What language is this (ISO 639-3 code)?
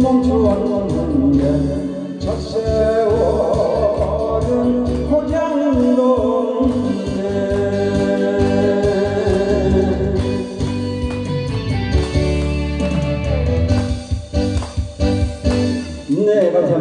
kor